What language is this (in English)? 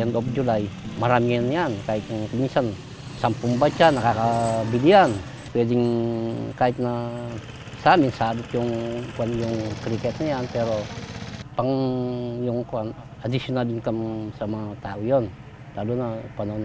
Filipino